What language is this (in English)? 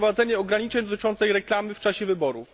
Polish